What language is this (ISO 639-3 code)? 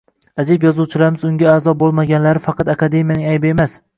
uzb